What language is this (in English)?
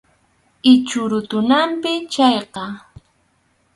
Arequipa-La Unión Quechua